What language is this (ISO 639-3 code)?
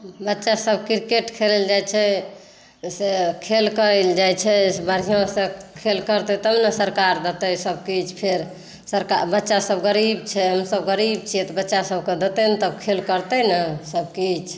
mai